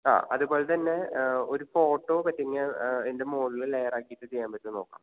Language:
Malayalam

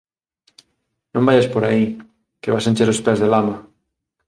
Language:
Galician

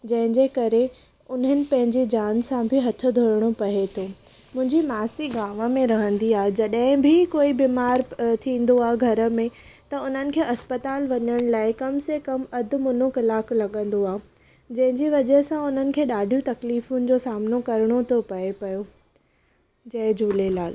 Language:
Sindhi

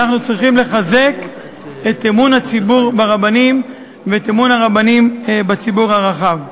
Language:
Hebrew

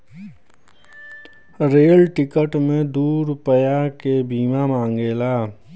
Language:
Bhojpuri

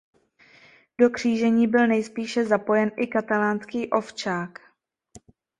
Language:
Czech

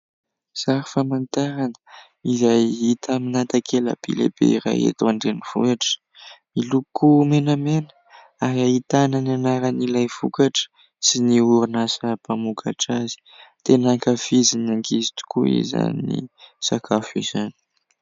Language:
Malagasy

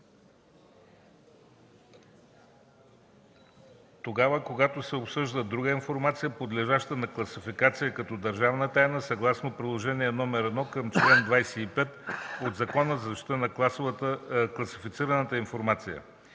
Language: Bulgarian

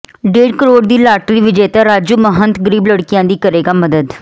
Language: Punjabi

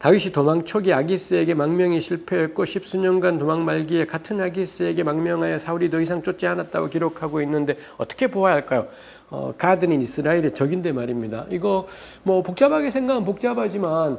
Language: Korean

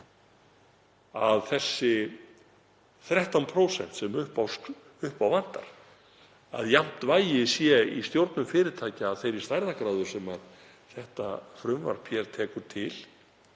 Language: Icelandic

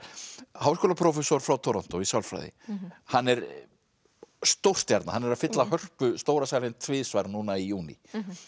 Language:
Icelandic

